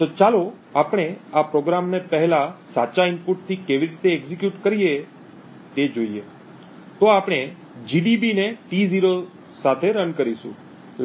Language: Gujarati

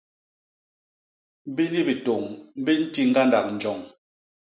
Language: Basaa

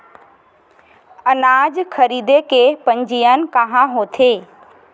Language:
Chhattisgarhi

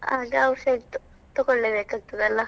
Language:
Kannada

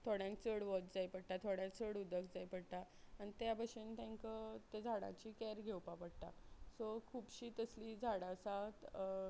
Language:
Konkani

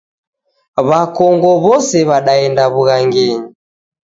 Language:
Taita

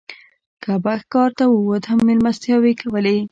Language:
Pashto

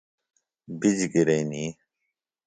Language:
Phalura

